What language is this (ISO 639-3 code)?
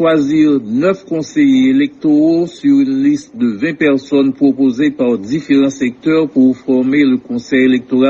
fra